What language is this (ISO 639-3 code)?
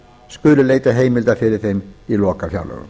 isl